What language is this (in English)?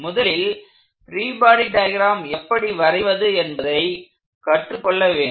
Tamil